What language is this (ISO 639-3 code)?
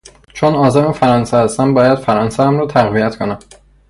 fas